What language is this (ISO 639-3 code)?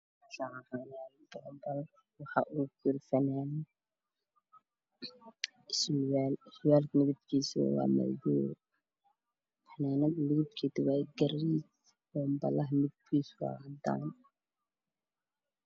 som